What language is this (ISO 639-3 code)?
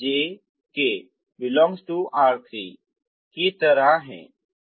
hin